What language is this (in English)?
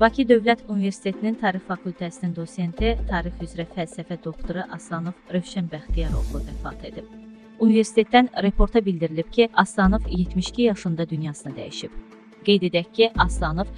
Turkish